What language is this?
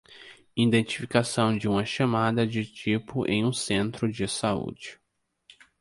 Portuguese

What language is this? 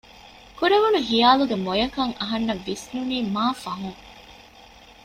Divehi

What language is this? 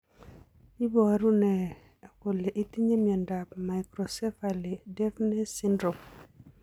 Kalenjin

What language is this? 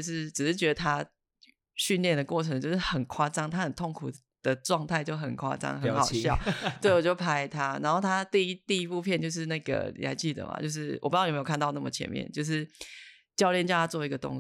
Chinese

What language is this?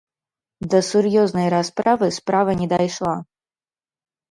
Belarusian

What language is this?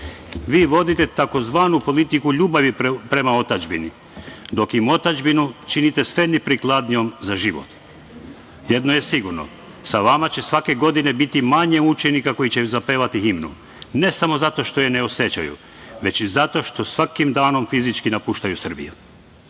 Serbian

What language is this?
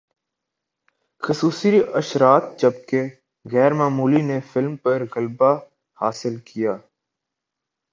Urdu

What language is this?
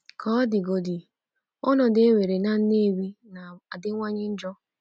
Igbo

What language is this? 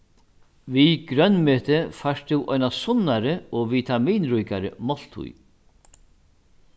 Faroese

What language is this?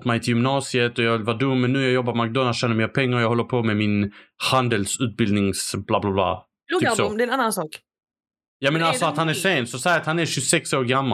Swedish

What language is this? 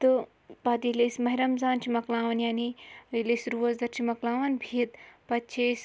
Kashmiri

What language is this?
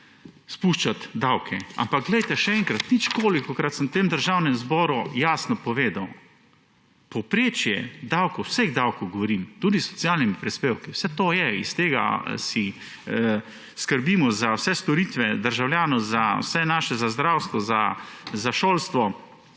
Slovenian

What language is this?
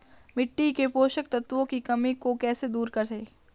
Hindi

